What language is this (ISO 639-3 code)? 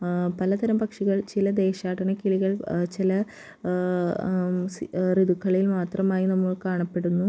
mal